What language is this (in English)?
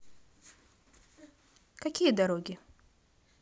Russian